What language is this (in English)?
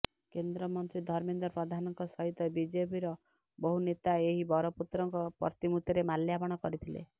Odia